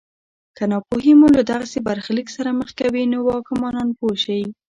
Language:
Pashto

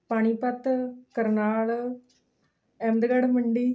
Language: Punjabi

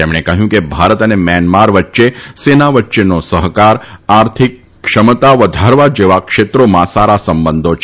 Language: Gujarati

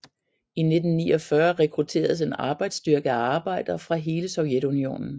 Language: Danish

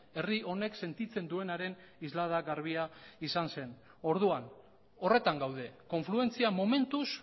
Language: Basque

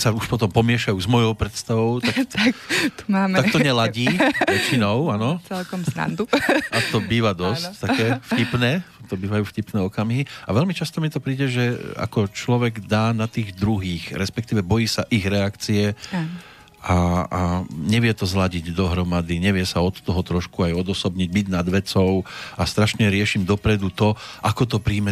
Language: Slovak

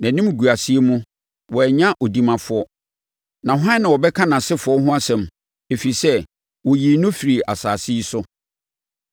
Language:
Akan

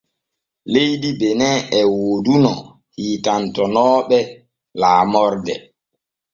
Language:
Borgu Fulfulde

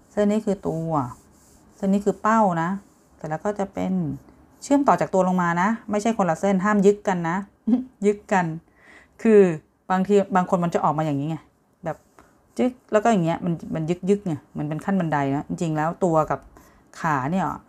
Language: Thai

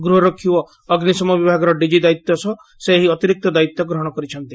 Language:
Odia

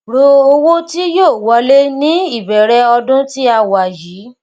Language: Yoruba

